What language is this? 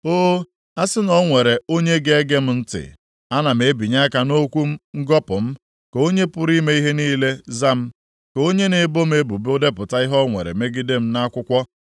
Igbo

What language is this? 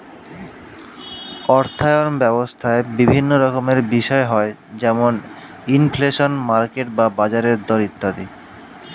Bangla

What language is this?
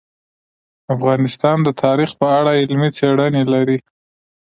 Pashto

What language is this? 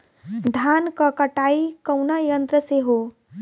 Bhojpuri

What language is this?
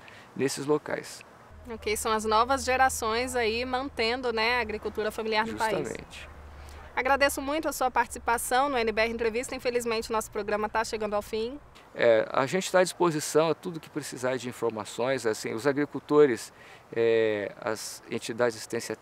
Portuguese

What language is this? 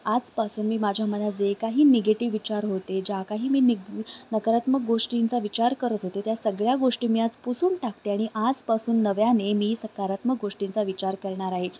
Marathi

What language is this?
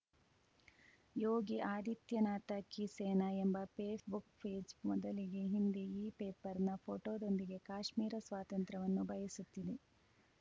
Kannada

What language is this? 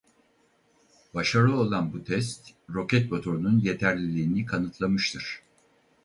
Turkish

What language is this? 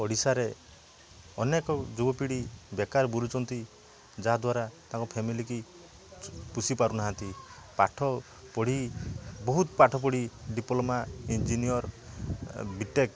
Odia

